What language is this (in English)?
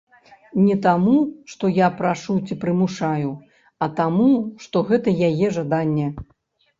Belarusian